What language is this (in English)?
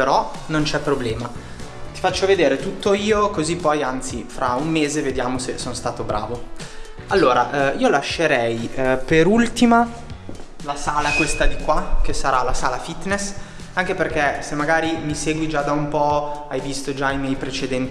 Italian